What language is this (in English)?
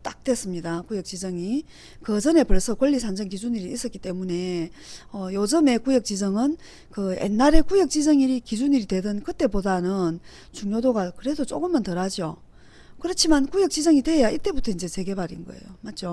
Korean